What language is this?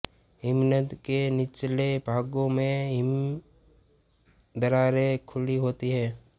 Hindi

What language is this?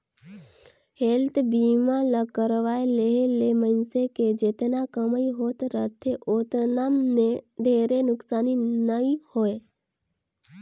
Chhattisgarhi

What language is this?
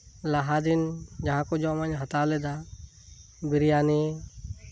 Santali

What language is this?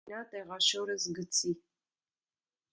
Armenian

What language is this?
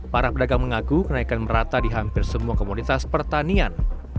Indonesian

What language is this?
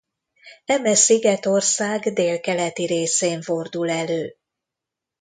Hungarian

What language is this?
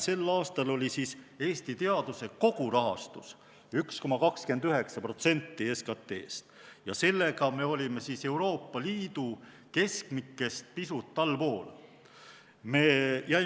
Estonian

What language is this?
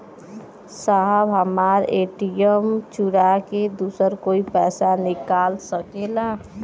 Bhojpuri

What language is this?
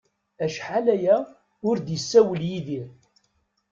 Kabyle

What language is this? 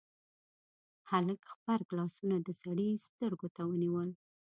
Pashto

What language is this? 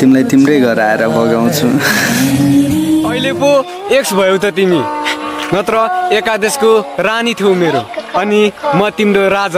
Korean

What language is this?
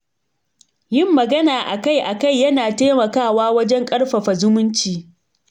Hausa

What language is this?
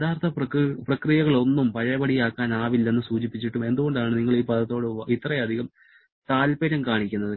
Malayalam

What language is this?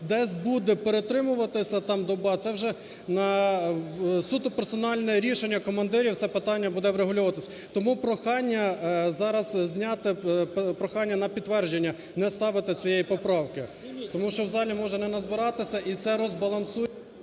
Ukrainian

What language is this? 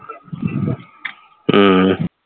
Punjabi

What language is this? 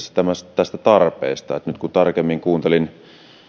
Finnish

